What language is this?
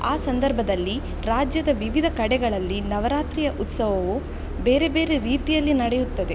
Kannada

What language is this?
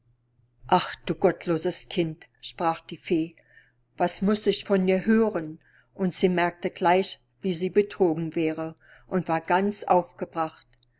German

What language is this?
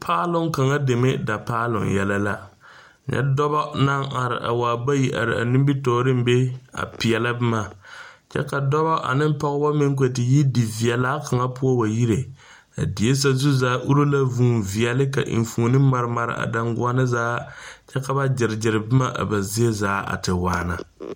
Southern Dagaare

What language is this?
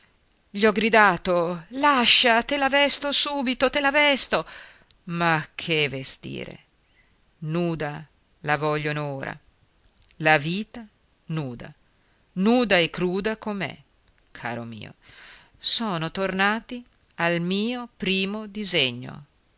Italian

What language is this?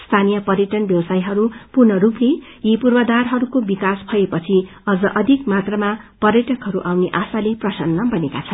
Nepali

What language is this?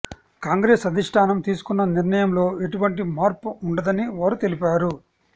Telugu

